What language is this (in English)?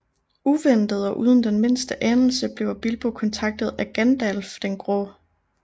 Danish